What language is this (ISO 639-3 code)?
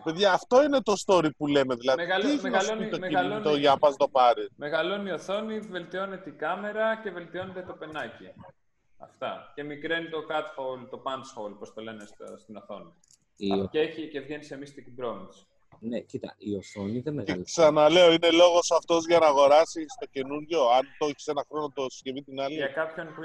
ell